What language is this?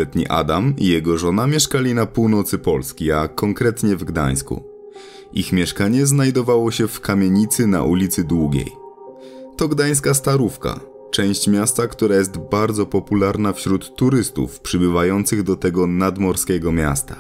Polish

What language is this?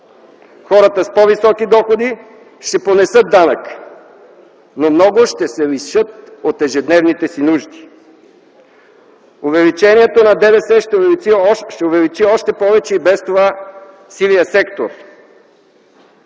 Bulgarian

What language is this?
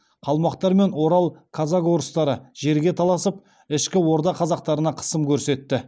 Kazakh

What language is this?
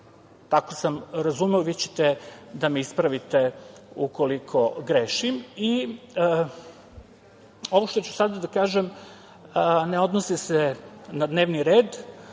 Serbian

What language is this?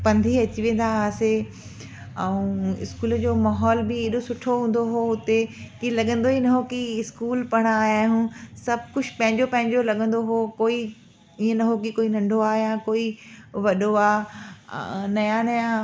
Sindhi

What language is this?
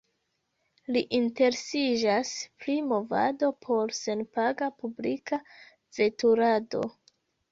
Esperanto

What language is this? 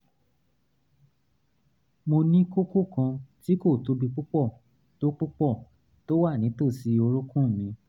Yoruba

